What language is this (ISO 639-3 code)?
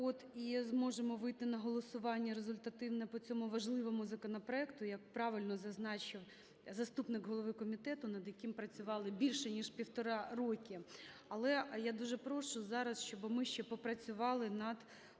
ukr